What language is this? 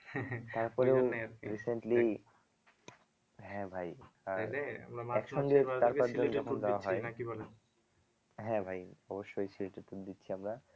Bangla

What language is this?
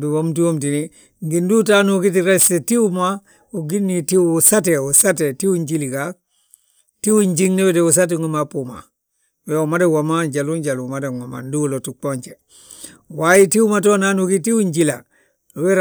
Balanta-Ganja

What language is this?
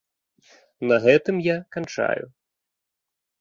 Belarusian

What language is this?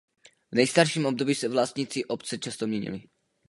Czech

